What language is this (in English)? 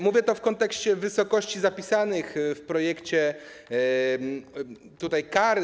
Polish